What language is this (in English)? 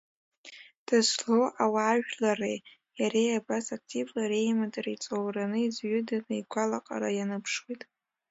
Abkhazian